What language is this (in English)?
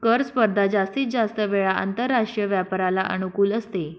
Marathi